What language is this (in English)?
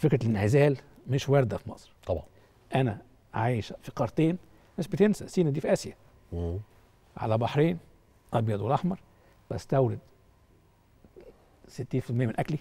Arabic